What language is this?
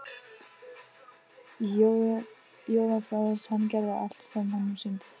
Icelandic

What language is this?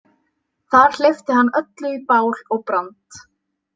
Icelandic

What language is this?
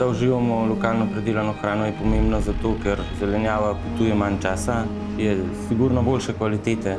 Slovenian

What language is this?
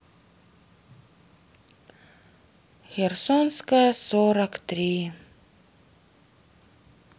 Russian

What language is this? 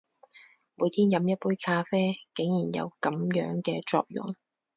Cantonese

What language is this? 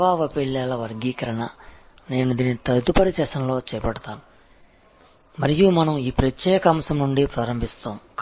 Telugu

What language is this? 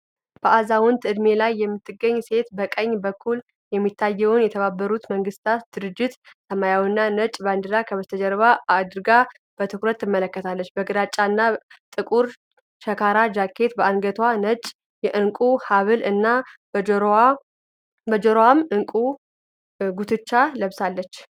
Amharic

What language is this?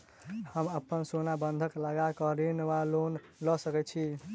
Maithili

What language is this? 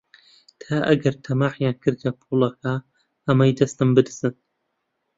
Central Kurdish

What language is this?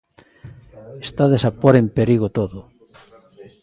Galician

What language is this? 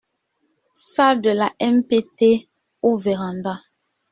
French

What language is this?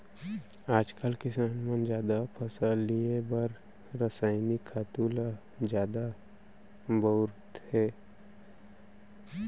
Chhattisgarhi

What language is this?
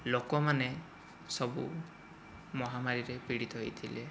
Odia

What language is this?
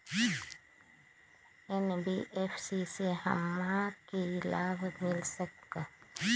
Magahi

